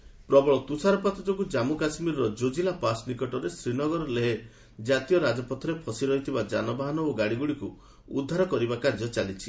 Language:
Odia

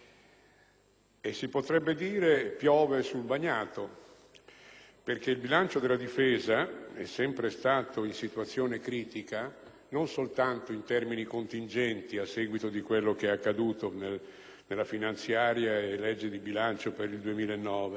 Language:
Italian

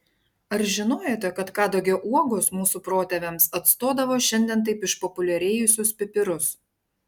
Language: Lithuanian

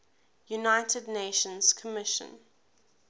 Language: English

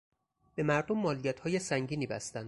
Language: Persian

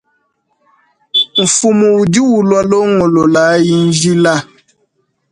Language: Luba-Lulua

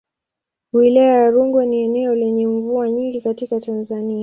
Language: Swahili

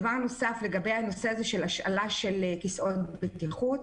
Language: Hebrew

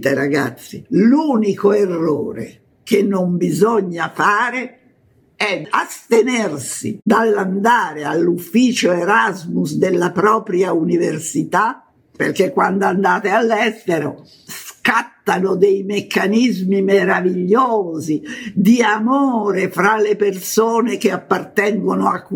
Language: Italian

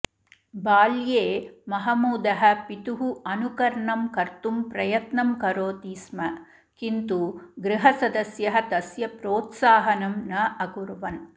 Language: Sanskrit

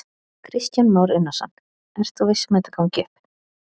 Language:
Icelandic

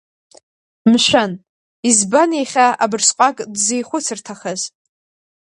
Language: Abkhazian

